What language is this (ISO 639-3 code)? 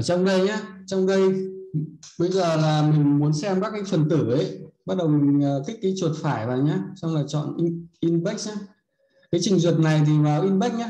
vie